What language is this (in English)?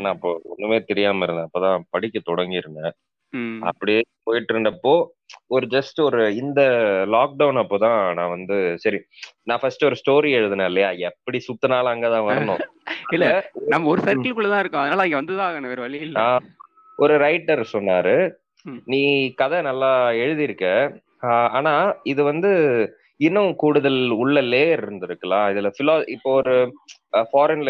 Tamil